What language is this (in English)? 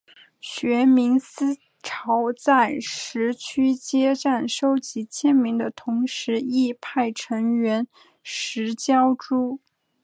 Chinese